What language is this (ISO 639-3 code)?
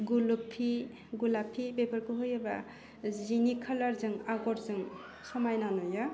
brx